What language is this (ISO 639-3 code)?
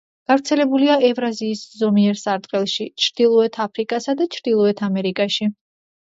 kat